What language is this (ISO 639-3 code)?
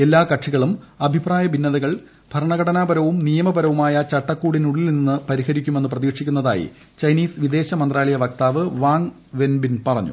mal